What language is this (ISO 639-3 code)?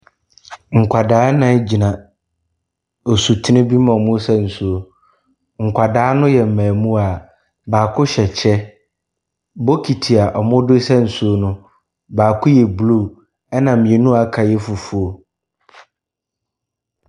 aka